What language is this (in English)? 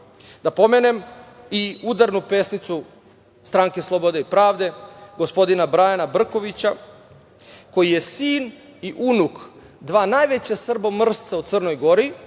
Serbian